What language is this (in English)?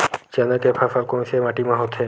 Chhattisgarhi